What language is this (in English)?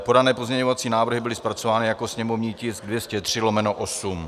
Czech